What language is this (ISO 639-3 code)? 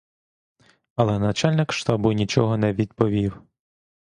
ukr